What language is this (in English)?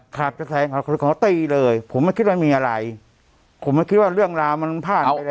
Thai